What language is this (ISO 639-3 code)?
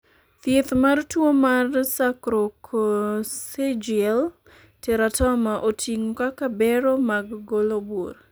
luo